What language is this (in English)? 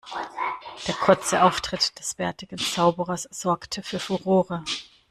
German